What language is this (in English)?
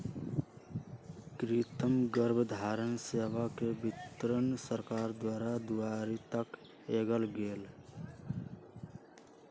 Magahi